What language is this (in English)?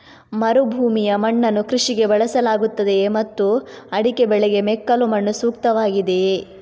Kannada